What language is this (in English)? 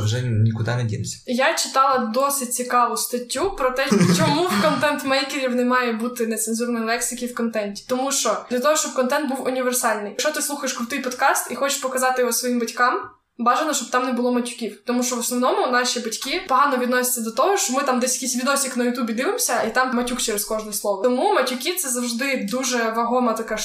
Ukrainian